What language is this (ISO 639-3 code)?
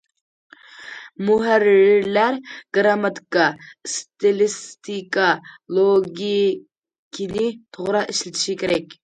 uig